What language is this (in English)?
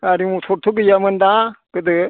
Bodo